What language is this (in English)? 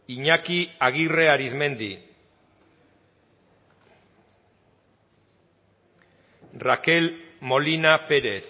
Basque